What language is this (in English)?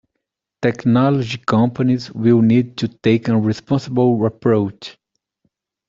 English